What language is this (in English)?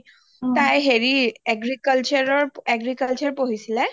Assamese